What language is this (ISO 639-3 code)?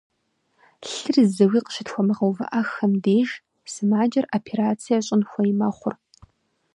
kbd